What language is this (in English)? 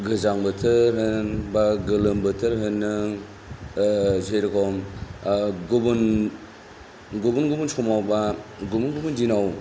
Bodo